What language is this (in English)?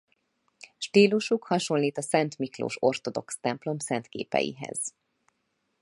Hungarian